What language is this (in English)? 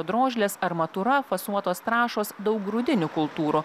Lithuanian